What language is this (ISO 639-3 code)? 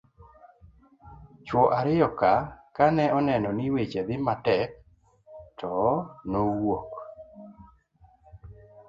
luo